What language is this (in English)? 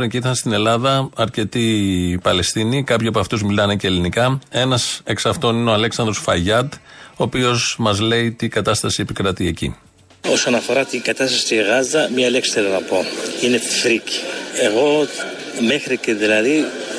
Greek